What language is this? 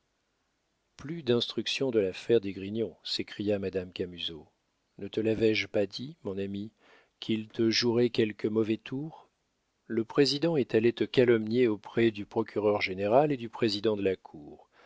French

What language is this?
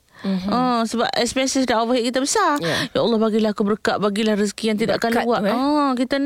Malay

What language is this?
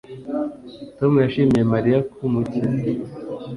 Kinyarwanda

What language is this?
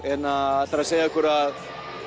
Icelandic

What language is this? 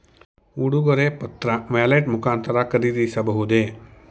Kannada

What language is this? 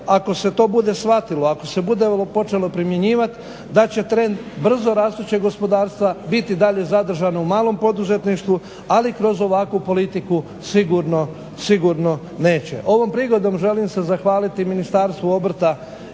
Croatian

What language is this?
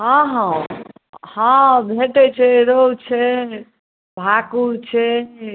Maithili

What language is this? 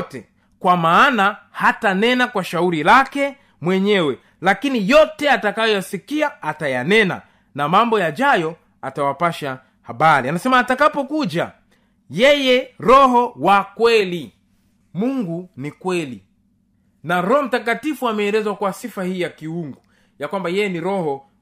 Swahili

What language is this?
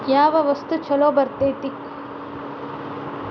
Kannada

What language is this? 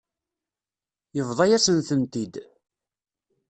Kabyle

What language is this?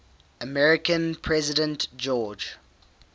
English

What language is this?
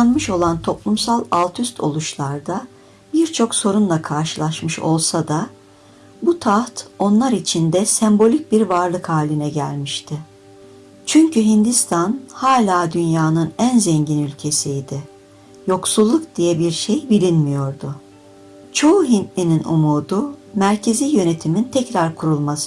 Turkish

